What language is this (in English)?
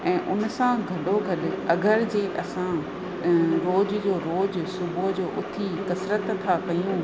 Sindhi